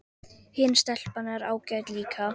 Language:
Icelandic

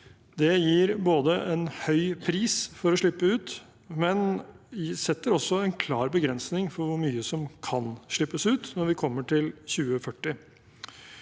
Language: Norwegian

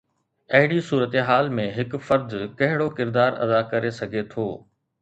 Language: Sindhi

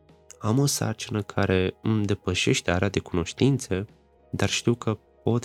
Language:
Romanian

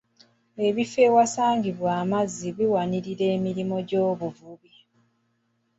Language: Ganda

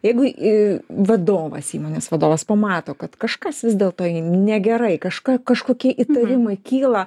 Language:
Lithuanian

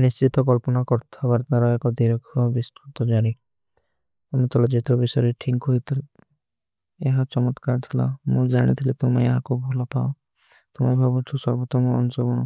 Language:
Kui (India)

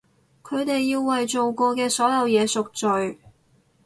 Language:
Cantonese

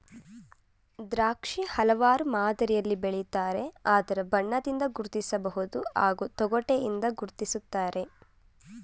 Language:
Kannada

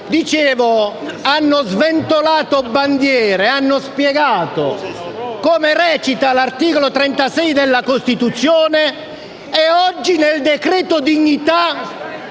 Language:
Italian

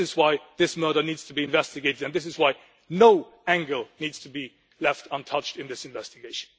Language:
English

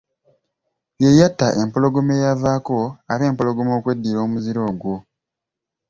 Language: Ganda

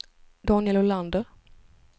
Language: Swedish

